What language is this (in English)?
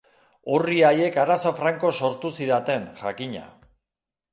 Basque